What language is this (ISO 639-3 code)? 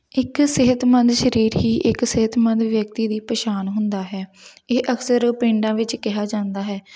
pan